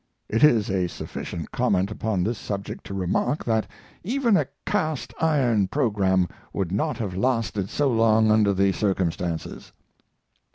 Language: English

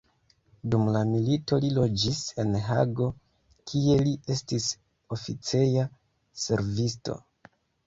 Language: Esperanto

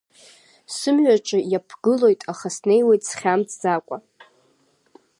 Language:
Abkhazian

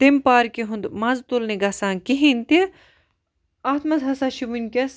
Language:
Kashmiri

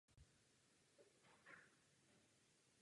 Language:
Czech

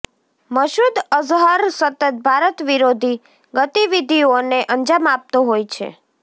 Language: Gujarati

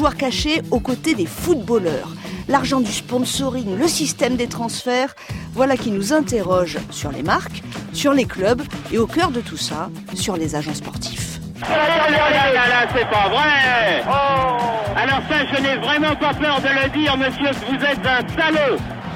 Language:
French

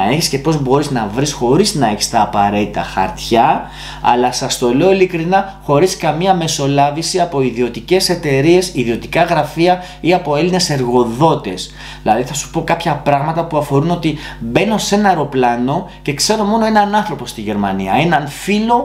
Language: Greek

